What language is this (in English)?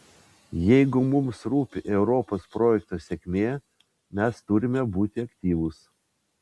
Lithuanian